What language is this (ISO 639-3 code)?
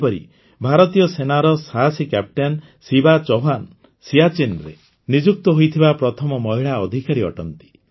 ori